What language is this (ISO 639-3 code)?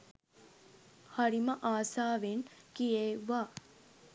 sin